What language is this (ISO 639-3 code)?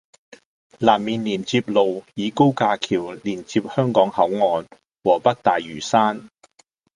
yue